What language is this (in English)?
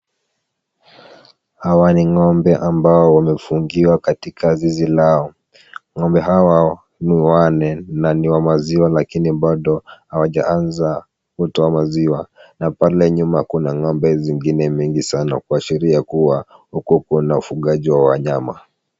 Swahili